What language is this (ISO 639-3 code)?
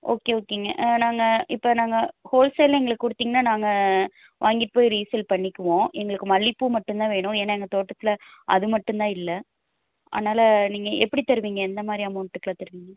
tam